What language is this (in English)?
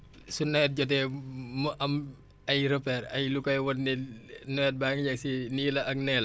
Wolof